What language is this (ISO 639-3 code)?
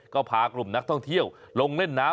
tha